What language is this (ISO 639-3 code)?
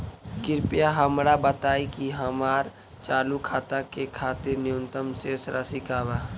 bho